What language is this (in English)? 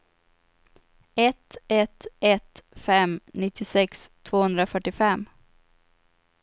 Swedish